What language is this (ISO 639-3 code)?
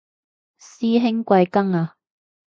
yue